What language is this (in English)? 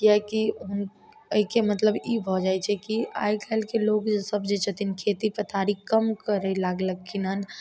Maithili